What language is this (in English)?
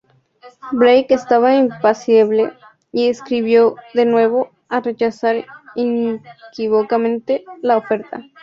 Spanish